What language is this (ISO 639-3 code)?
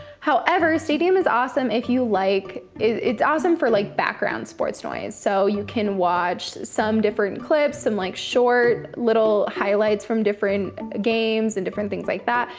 eng